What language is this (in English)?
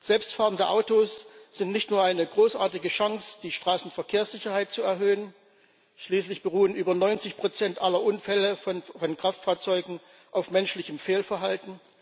German